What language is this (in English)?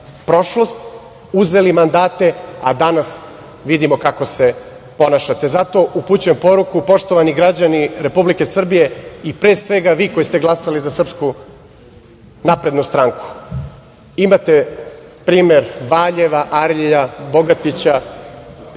Serbian